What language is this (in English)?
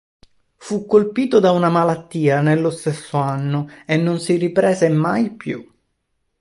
Italian